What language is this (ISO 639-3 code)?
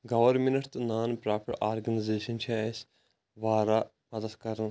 kas